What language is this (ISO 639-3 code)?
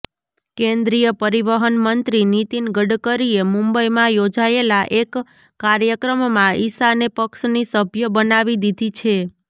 guj